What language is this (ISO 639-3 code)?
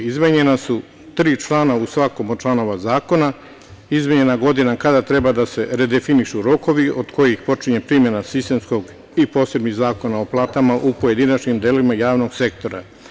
srp